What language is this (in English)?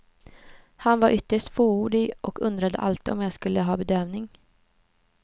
Swedish